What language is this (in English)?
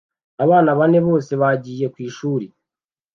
Kinyarwanda